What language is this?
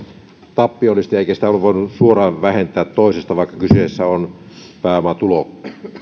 Finnish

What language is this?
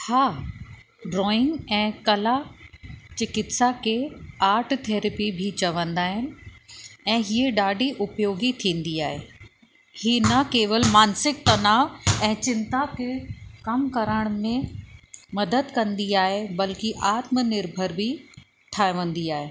Sindhi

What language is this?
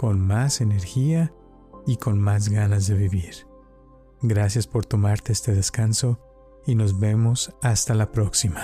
Spanish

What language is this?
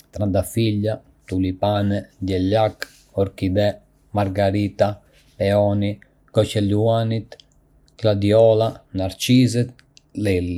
Arbëreshë Albanian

